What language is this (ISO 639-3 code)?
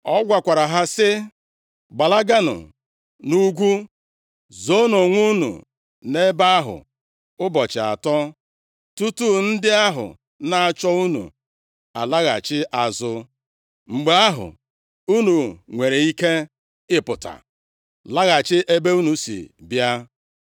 ibo